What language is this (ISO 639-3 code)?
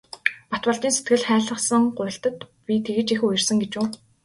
mon